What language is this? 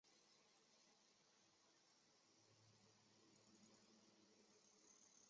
Chinese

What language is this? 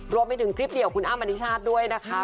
Thai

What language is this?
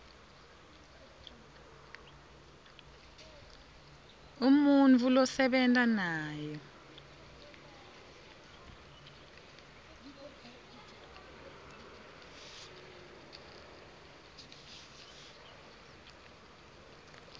Swati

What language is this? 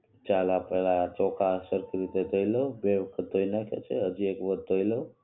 Gujarati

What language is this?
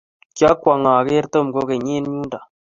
Kalenjin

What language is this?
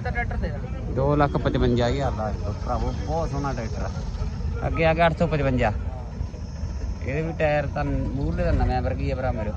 Punjabi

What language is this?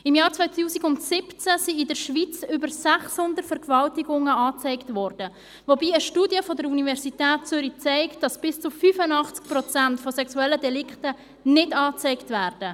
Swiss German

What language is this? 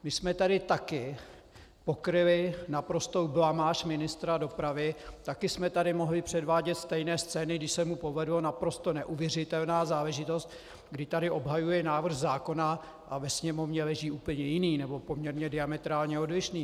Czech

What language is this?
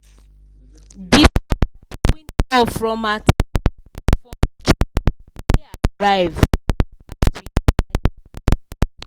Nigerian Pidgin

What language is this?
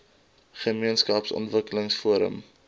Afrikaans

